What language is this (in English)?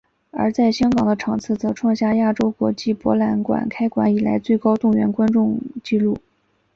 Chinese